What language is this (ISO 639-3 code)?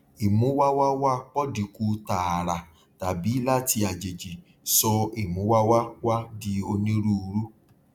yor